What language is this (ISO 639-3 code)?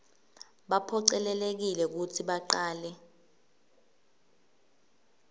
ssw